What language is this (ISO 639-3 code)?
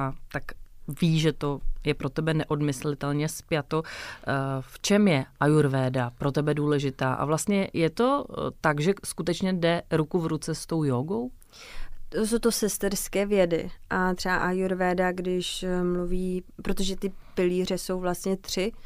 ces